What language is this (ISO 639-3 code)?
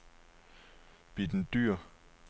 dan